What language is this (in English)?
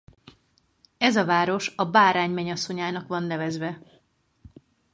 Hungarian